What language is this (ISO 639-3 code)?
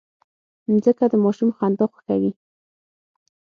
pus